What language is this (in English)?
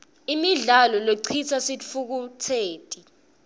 Swati